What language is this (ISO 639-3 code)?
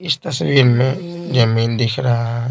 hin